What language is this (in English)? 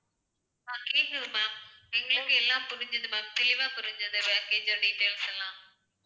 Tamil